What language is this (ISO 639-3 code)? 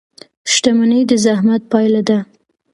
pus